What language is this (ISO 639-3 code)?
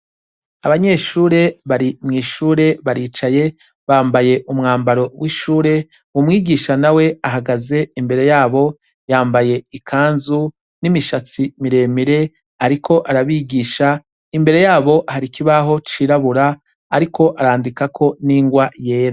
run